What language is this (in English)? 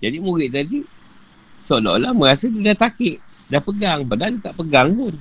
Malay